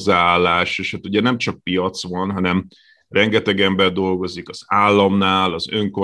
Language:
Hungarian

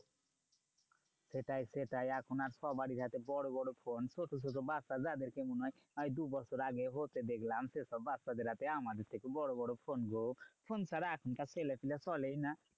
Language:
Bangla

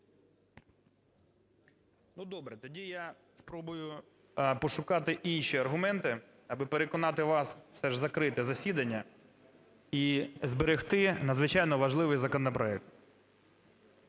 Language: Ukrainian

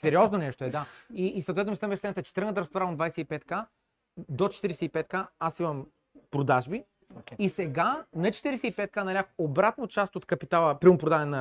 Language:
Bulgarian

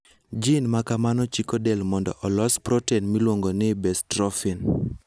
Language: Luo (Kenya and Tanzania)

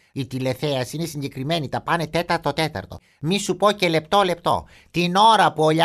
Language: Greek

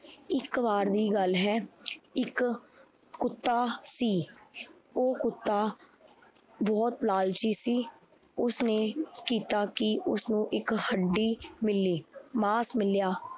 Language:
Punjabi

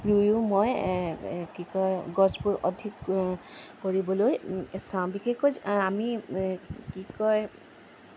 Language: Assamese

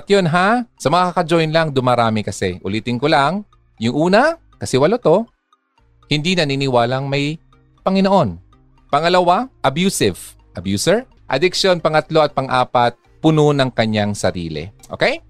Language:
Filipino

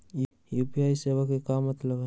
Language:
Magahi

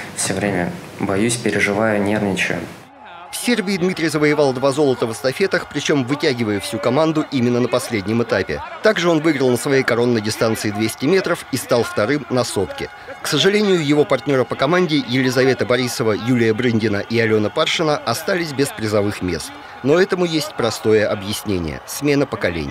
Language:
Russian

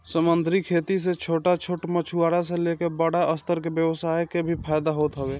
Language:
Bhojpuri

